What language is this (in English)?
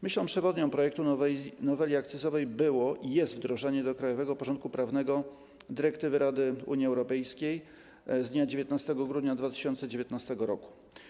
Polish